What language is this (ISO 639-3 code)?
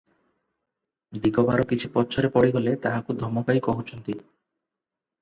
ori